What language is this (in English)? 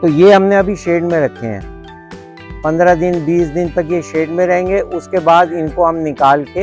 Hindi